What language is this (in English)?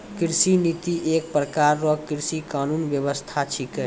Maithili